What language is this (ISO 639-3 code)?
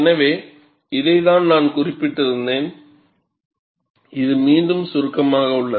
tam